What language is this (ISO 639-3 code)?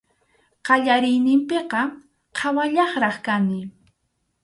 qxu